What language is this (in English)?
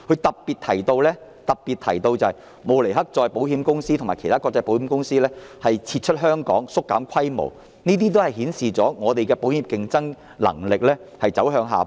Cantonese